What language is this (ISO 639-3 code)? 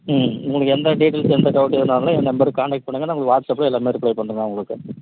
tam